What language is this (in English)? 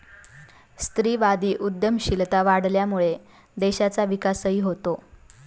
Marathi